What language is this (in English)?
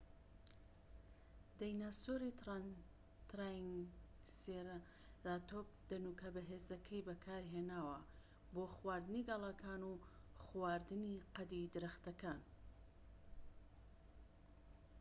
Central Kurdish